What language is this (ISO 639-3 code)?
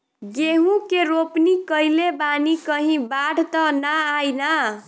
bho